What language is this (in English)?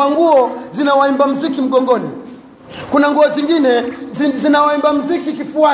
Swahili